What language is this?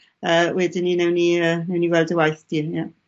Welsh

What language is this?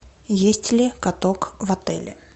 Russian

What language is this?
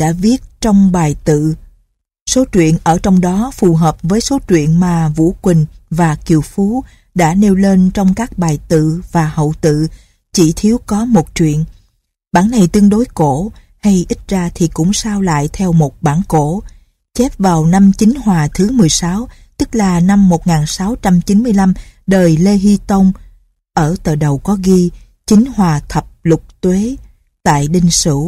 Vietnamese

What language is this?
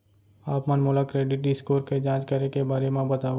Chhattisgarhi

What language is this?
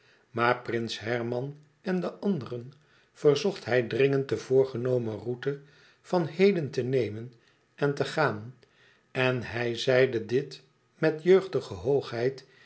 Dutch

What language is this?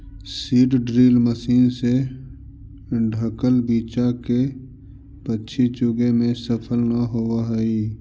Magahi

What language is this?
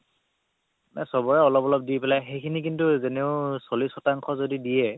Assamese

